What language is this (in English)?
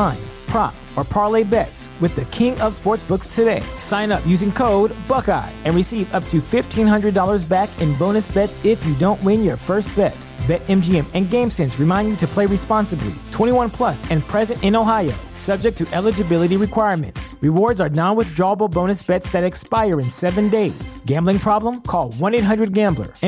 Italian